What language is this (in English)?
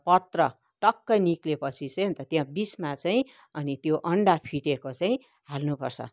Nepali